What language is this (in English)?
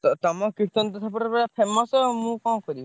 Odia